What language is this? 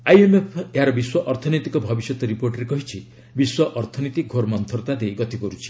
Odia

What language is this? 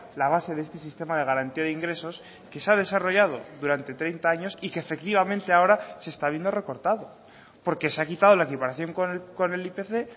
Spanish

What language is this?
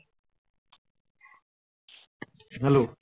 Bangla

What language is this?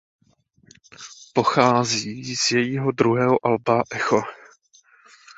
Czech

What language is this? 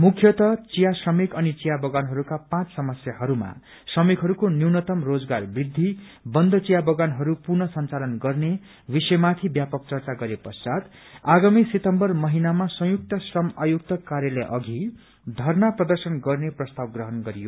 Nepali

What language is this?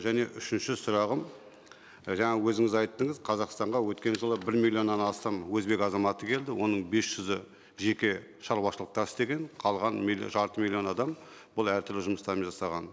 Kazakh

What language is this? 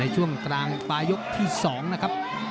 Thai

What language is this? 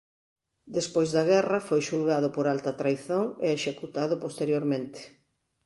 Galician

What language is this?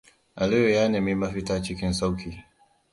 Hausa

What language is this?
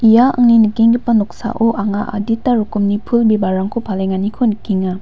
Garo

